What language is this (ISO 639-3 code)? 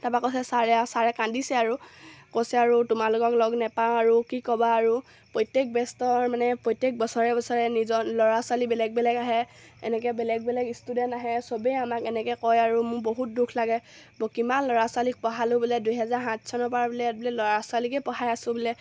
asm